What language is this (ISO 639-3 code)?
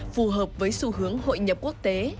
vie